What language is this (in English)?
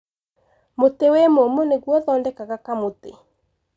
Kikuyu